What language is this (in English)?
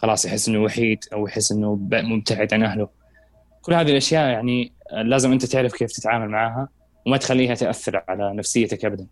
Arabic